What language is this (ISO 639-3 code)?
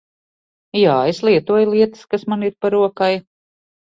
lav